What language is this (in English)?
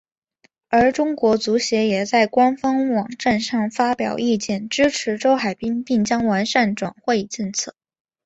Chinese